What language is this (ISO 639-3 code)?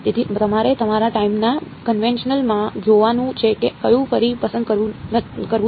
guj